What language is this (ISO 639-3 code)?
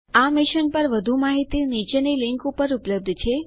guj